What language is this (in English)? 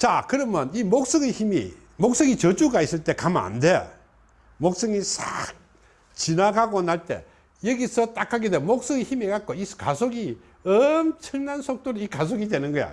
Korean